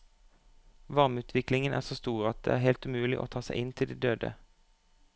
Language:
Norwegian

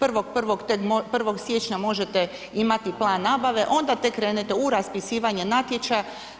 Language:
Croatian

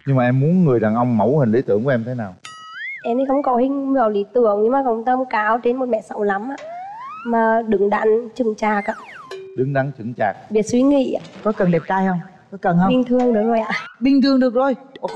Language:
Vietnamese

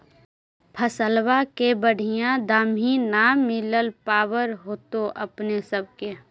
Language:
Magahi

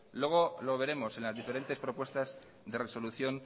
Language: Spanish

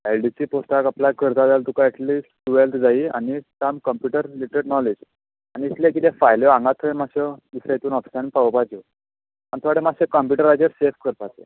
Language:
Konkani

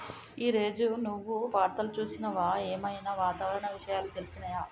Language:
Telugu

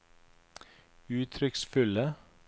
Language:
Norwegian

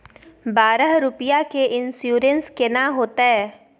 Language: Maithili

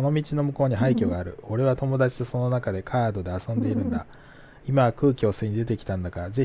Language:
Japanese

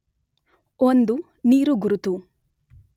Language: Kannada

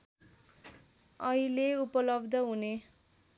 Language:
Nepali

